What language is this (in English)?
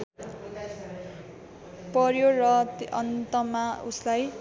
Nepali